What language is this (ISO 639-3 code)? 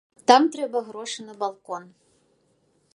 bel